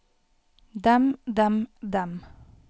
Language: Norwegian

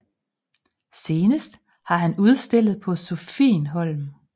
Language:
Danish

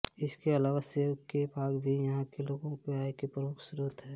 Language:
Hindi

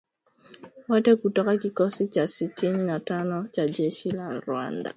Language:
Swahili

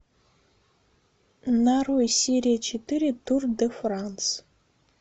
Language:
Russian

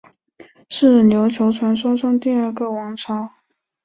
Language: Chinese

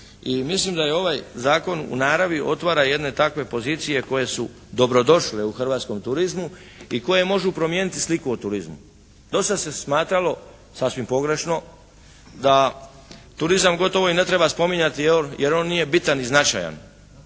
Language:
Croatian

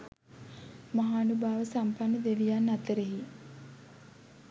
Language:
Sinhala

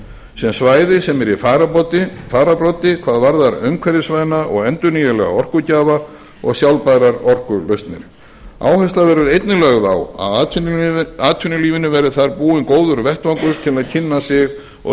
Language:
Icelandic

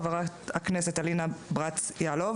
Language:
Hebrew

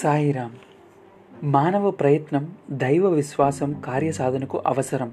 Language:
Telugu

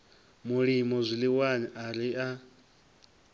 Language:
Venda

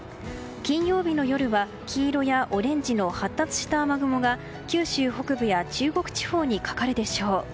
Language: Japanese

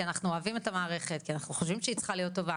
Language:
Hebrew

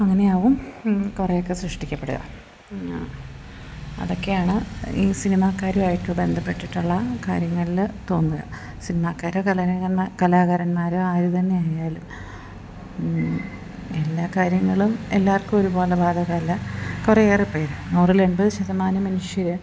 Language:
Malayalam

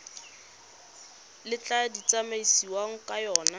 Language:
Tswana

